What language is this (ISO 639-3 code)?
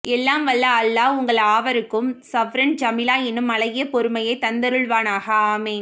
tam